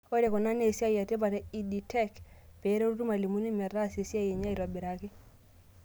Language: Masai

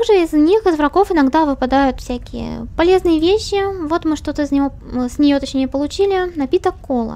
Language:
Russian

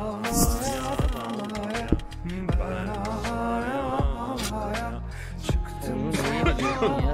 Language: Turkish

